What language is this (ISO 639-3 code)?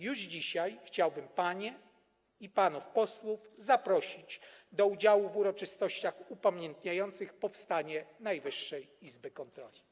pol